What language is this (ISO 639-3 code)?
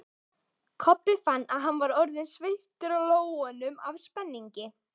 isl